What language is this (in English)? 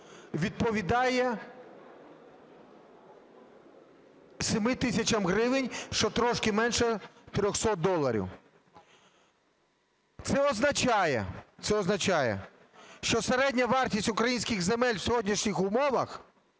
Ukrainian